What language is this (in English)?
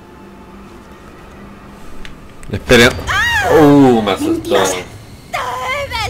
Spanish